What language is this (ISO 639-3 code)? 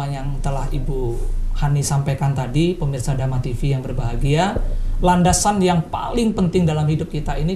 ind